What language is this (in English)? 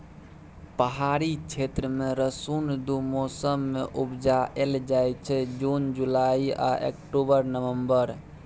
Maithili